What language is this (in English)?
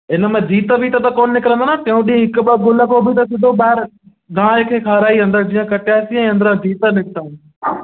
Sindhi